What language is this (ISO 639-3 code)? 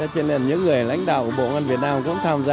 vie